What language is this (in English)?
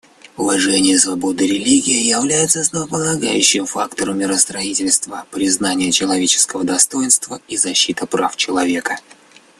Russian